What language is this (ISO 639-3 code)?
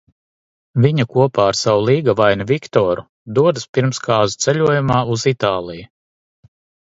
lav